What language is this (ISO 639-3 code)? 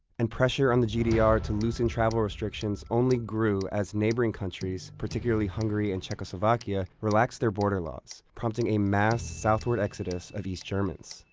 eng